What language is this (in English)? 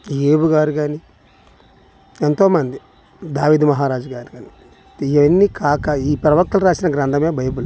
Telugu